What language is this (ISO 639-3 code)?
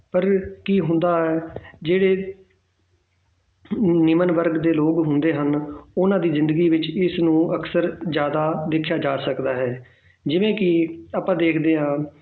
pan